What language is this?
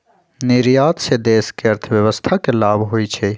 Magahi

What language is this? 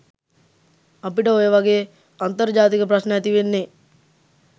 Sinhala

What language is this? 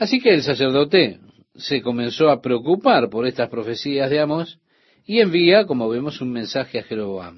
Spanish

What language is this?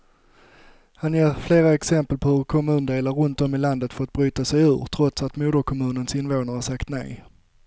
Swedish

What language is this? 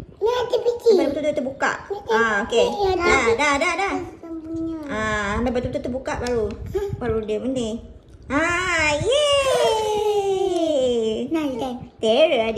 Malay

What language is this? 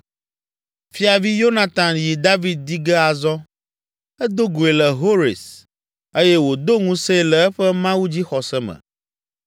Ewe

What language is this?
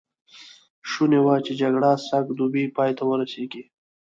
Pashto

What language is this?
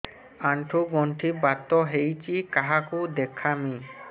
Odia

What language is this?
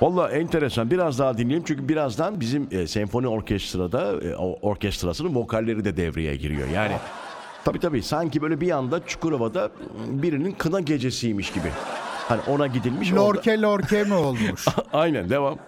Turkish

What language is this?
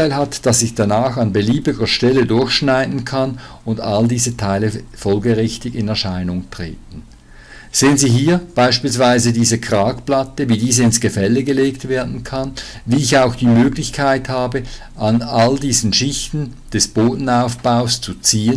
German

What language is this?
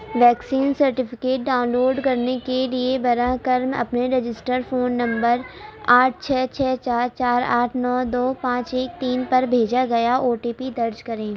Urdu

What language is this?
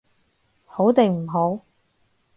Cantonese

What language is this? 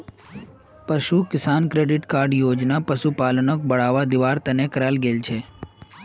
Magahi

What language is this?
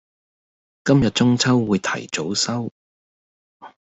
Cantonese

